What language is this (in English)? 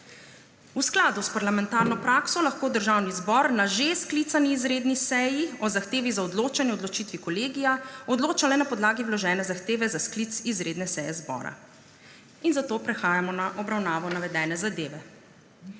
Slovenian